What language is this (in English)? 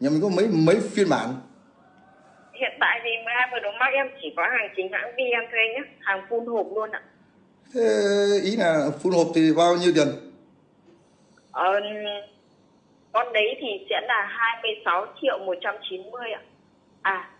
Vietnamese